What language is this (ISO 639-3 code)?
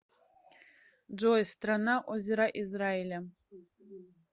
rus